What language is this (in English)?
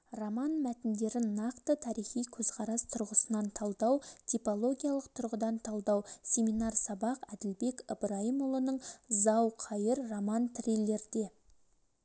Kazakh